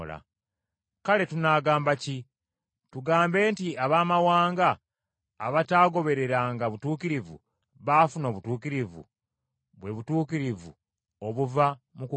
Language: Ganda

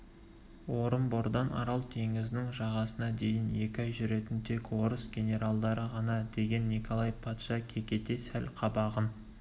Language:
Kazakh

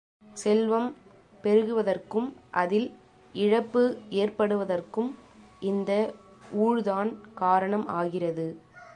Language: Tamil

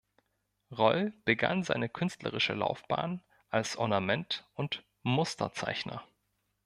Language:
German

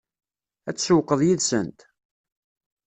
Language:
Kabyle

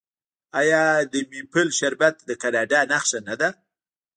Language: Pashto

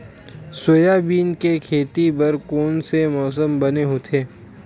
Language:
Chhattisgarhi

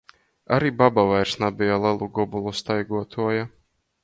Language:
Latgalian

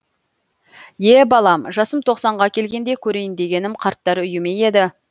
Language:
Kazakh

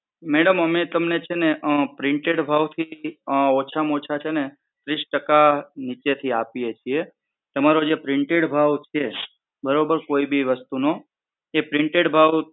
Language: Gujarati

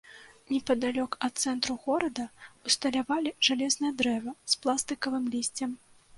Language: Belarusian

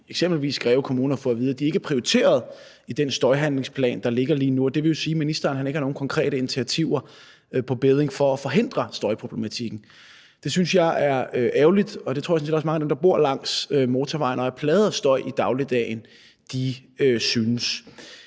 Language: Danish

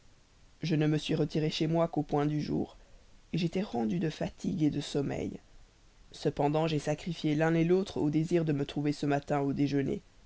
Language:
French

